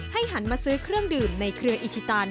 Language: Thai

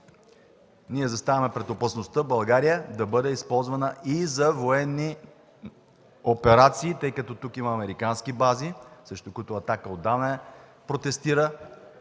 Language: Bulgarian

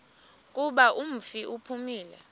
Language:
Xhosa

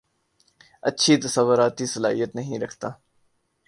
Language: Urdu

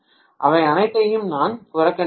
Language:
Tamil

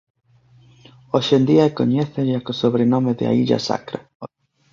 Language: Galician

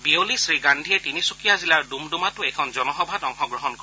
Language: Assamese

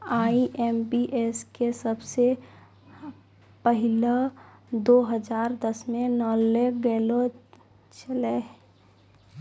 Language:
Maithili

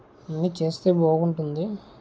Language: Telugu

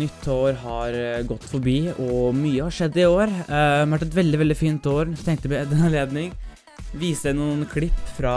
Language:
Norwegian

